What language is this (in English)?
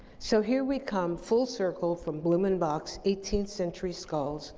English